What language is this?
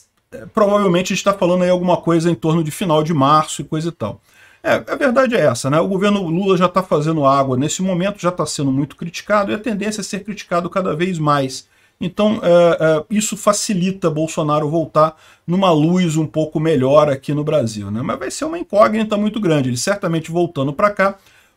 Portuguese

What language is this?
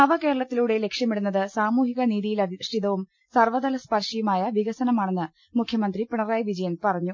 Malayalam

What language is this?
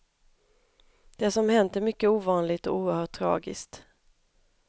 Swedish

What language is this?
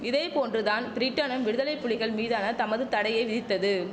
Tamil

